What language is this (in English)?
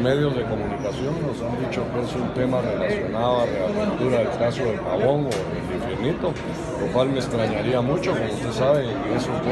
Spanish